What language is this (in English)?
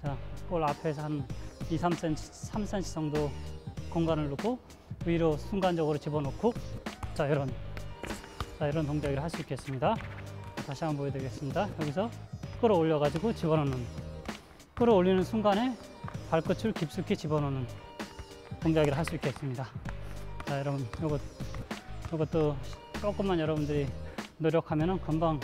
Korean